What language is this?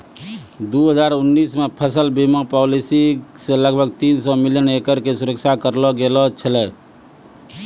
Maithili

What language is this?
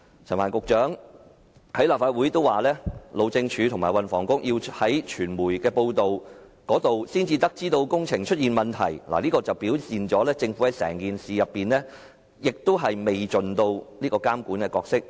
Cantonese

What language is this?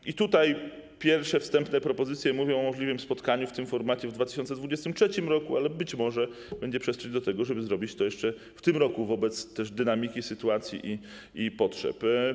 Polish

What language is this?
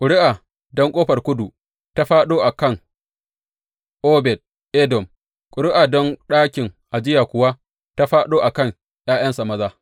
Hausa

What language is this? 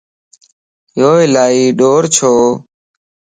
Lasi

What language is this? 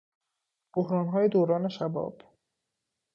Persian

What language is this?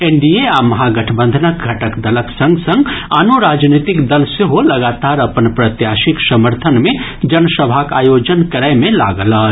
Maithili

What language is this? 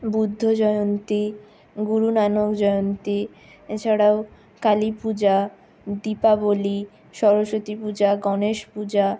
Bangla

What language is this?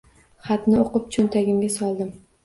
Uzbek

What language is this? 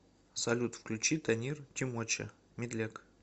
Russian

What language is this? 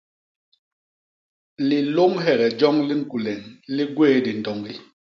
Basaa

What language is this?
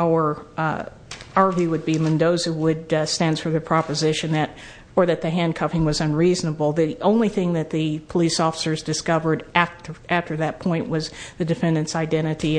English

